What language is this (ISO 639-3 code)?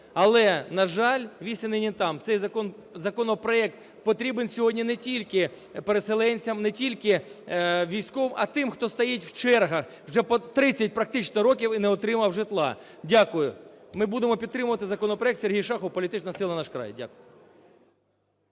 ukr